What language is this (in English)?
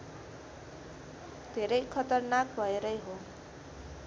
Nepali